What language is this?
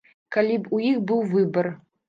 Belarusian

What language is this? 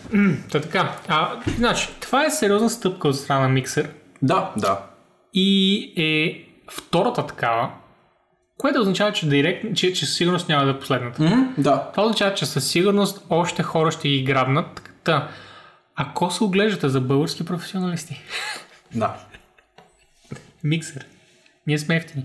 Bulgarian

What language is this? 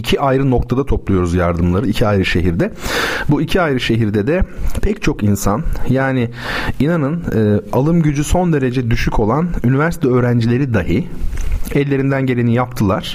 Turkish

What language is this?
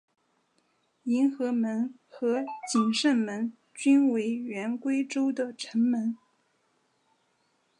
Chinese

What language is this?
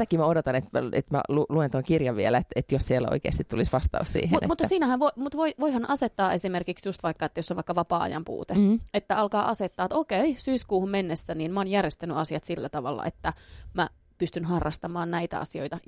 Finnish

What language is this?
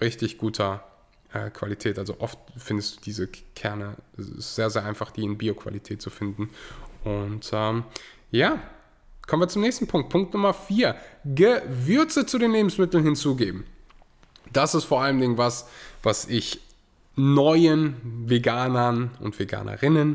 German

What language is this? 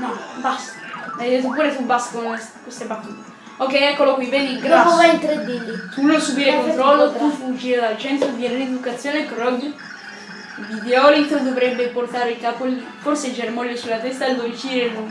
Italian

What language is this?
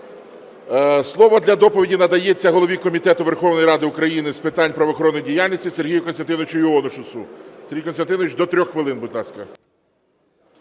Ukrainian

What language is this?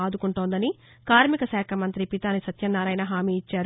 Telugu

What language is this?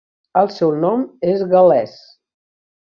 Catalan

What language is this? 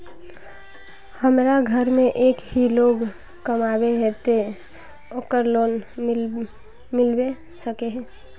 Magahi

